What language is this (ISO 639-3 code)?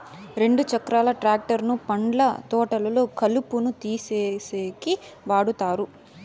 tel